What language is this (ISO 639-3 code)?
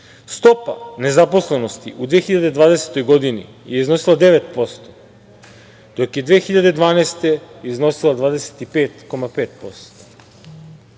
srp